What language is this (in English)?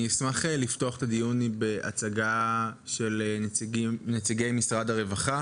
Hebrew